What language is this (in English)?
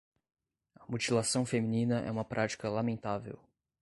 Portuguese